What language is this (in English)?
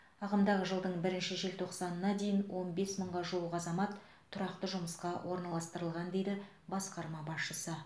Kazakh